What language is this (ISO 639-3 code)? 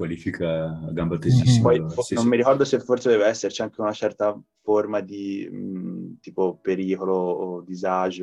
ita